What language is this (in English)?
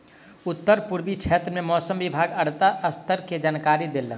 Maithili